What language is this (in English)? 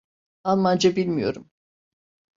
Turkish